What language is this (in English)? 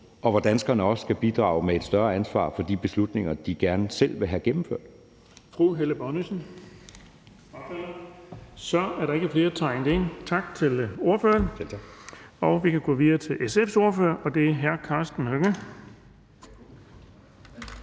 Danish